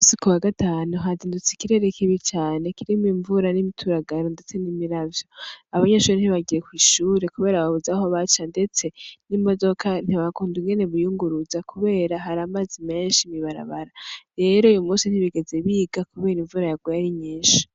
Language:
Rundi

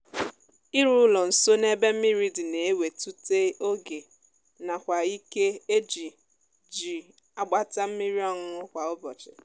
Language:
Igbo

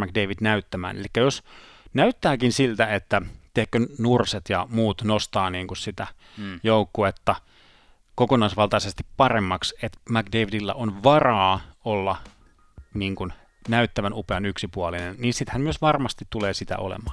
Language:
Finnish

